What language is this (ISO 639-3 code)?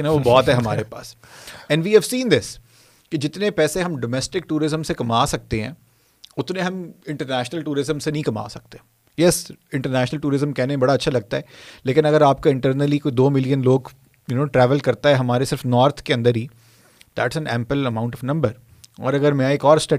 urd